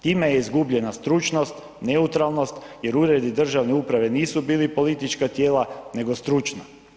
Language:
Croatian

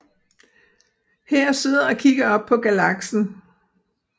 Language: Danish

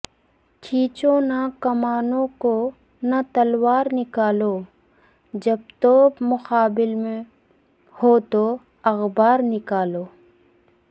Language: Urdu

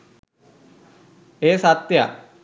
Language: Sinhala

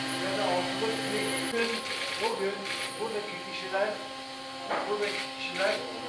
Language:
Turkish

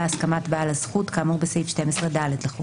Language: Hebrew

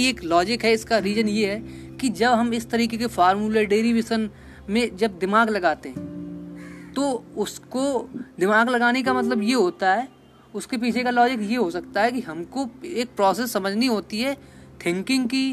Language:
Hindi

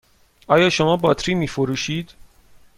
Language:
Persian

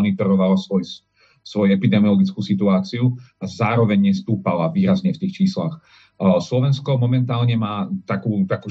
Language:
Slovak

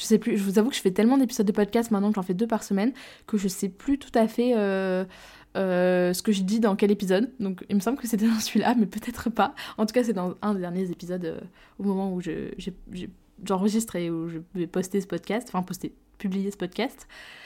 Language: French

